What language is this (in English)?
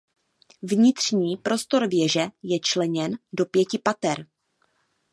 Czech